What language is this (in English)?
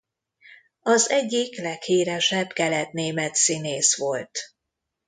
Hungarian